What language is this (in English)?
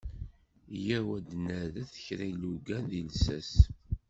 Kabyle